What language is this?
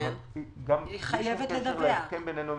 Hebrew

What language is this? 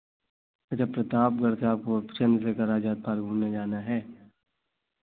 Hindi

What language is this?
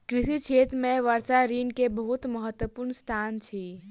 Maithili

